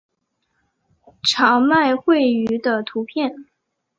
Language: Chinese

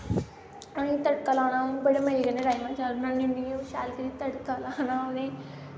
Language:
Dogri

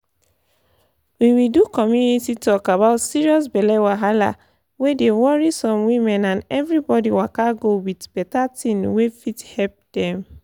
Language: Nigerian Pidgin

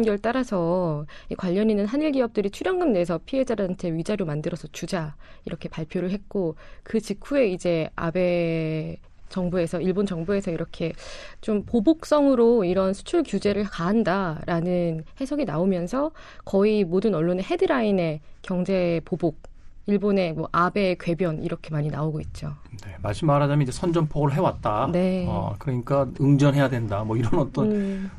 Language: Korean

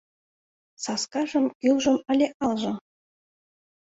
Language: Mari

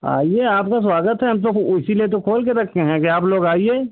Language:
Hindi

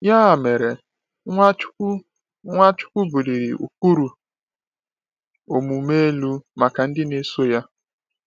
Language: Igbo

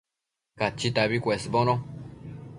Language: Matsés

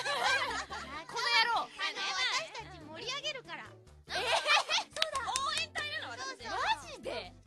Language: Japanese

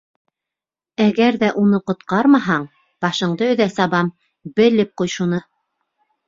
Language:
Bashkir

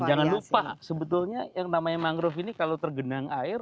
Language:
Indonesian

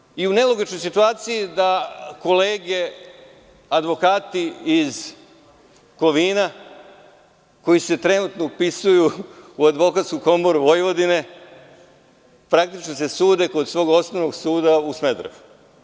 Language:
Serbian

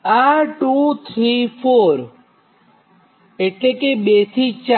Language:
Gujarati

